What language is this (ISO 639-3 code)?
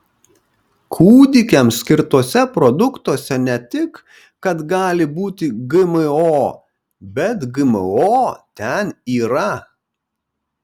lit